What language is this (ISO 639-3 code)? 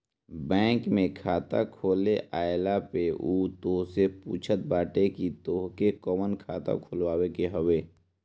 bho